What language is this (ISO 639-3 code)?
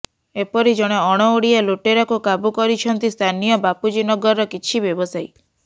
ori